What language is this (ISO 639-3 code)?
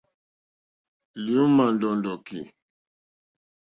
bri